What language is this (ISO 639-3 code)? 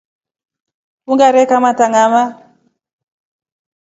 rof